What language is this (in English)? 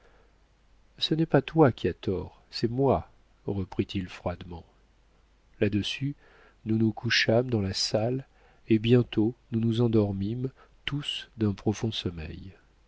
French